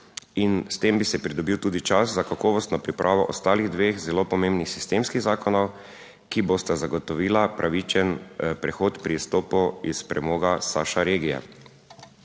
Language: Slovenian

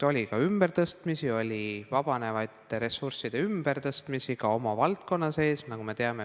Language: Estonian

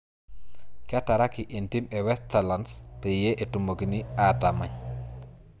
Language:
Masai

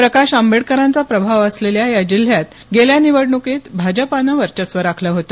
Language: Marathi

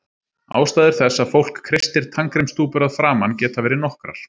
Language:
Icelandic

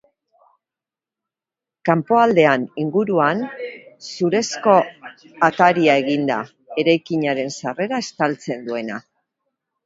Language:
Basque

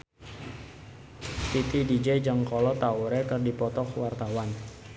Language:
Sundanese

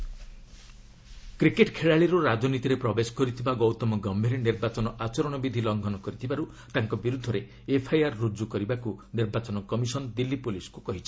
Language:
Odia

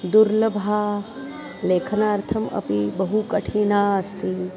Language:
Sanskrit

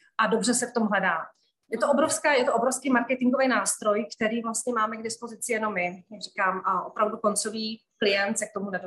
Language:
Czech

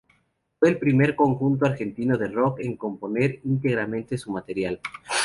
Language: Spanish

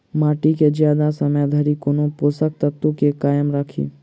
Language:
Maithili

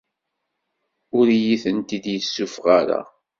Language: Kabyle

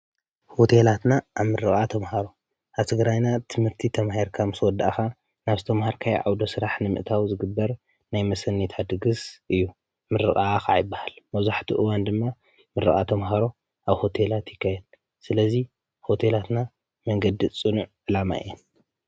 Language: Tigrinya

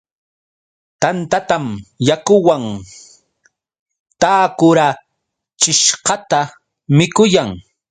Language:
Yauyos Quechua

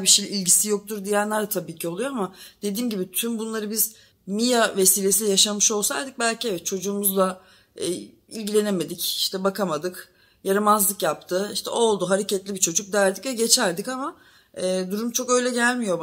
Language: Turkish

